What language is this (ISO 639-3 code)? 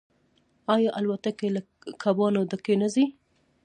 pus